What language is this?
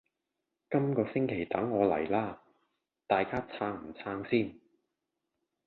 Cantonese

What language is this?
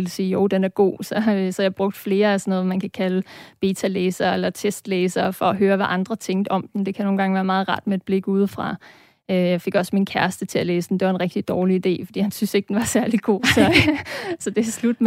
Danish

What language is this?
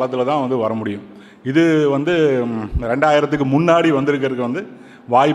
Tamil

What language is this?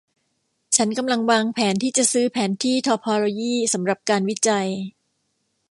Thai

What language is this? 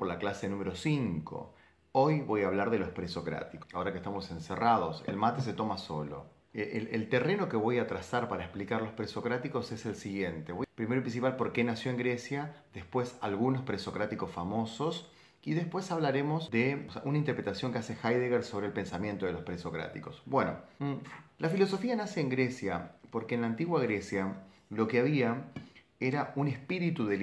Spanish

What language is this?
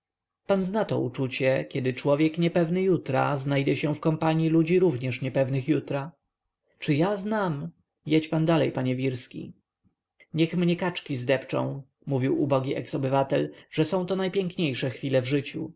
Polish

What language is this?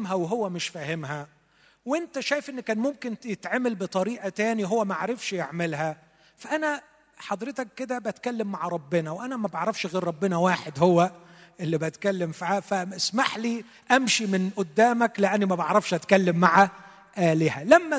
Arabic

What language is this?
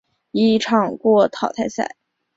Chinese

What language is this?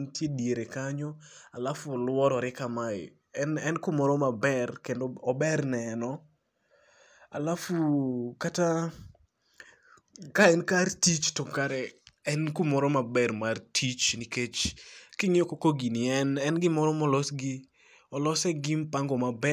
Luo (Kenya and Tanzania)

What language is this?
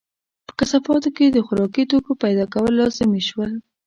Pashto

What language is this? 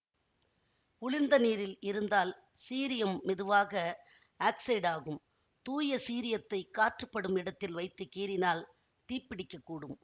Tamil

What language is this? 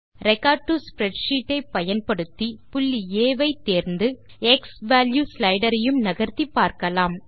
Tamil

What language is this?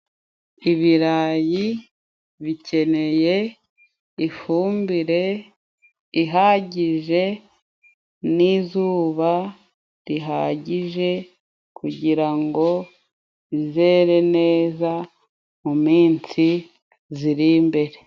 Kinyarwanda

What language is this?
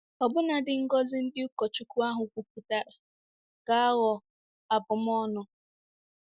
Igbo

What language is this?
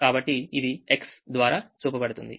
Telugu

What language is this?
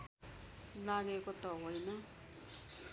Nepali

